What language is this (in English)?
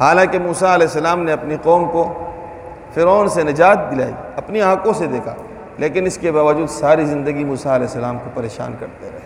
Urdu